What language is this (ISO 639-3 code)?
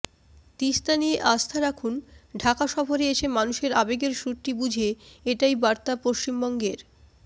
ben